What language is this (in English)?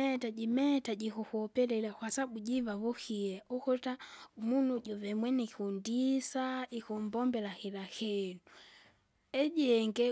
Kinga